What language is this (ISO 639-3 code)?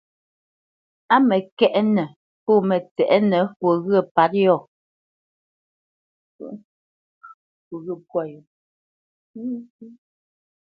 bce